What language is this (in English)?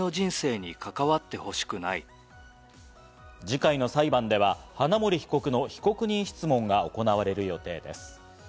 Japanese